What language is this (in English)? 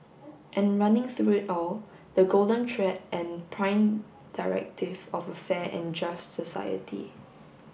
English